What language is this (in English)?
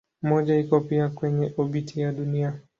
Swahili